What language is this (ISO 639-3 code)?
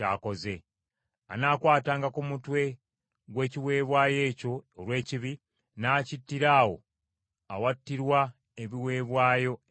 lug